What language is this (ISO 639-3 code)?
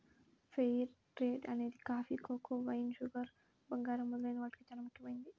tel